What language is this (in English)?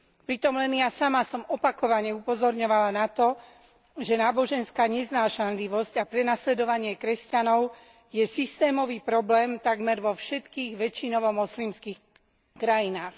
Slovak